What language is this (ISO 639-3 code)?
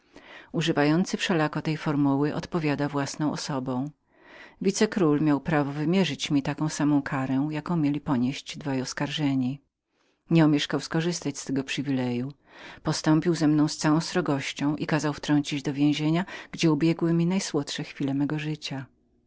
pol